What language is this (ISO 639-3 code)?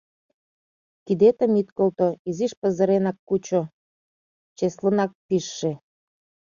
chm